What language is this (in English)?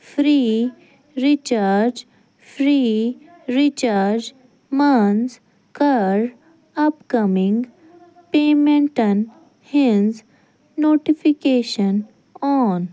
Kashmiri